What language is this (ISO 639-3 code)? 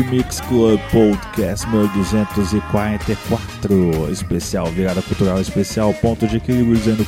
por